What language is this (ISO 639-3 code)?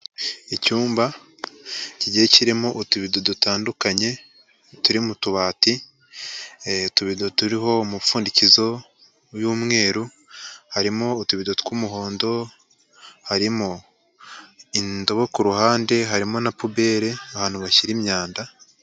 kin